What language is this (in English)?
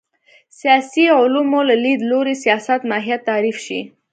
Pashto